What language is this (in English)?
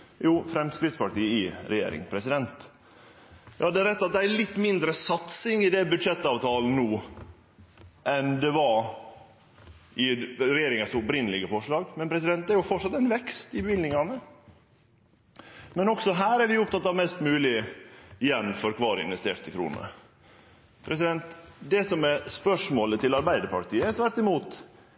Norwegian Nynorsk